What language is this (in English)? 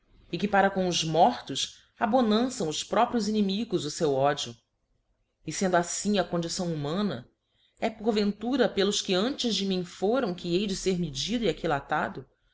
Portuguese